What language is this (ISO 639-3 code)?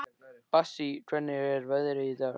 isl